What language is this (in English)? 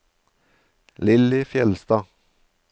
Norwegian